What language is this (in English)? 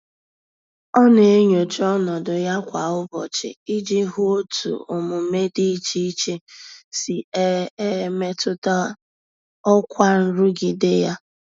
Igbo